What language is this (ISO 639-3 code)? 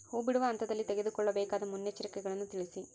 kan